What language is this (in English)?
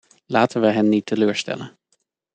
Dutch